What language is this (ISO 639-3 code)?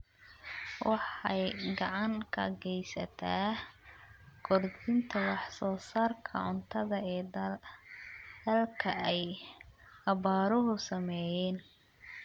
som